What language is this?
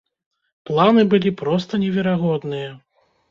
Belarusian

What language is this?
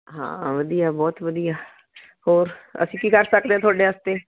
Punjabi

